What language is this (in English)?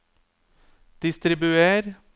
Norwegian